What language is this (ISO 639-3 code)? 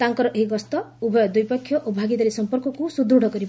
ori